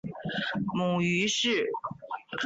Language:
Chinese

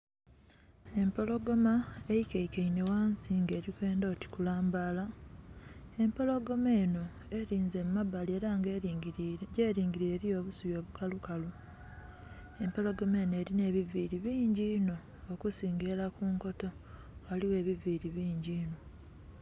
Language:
Soga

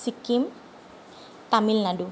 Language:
Assamese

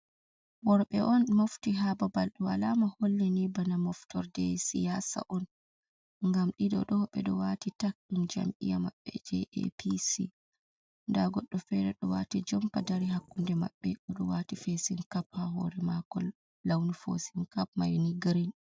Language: Fula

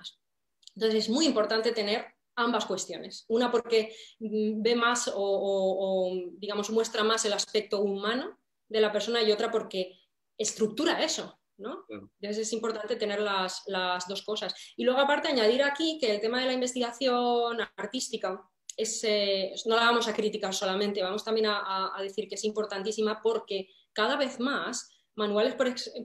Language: Spanish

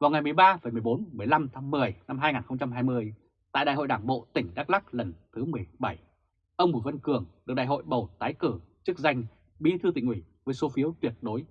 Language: Vietnamese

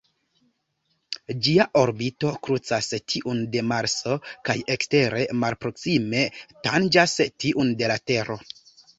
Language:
Esperanto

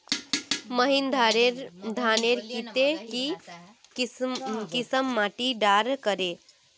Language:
Magahi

